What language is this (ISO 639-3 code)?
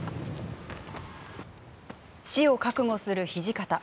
jpn